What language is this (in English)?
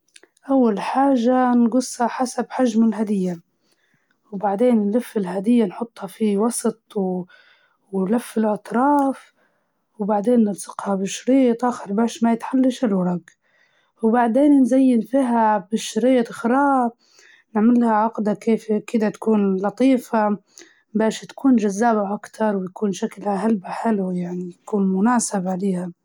Libyan Arabic